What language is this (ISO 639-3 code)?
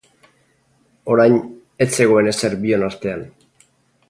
eus